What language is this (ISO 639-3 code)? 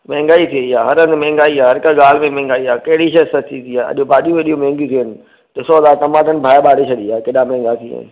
snd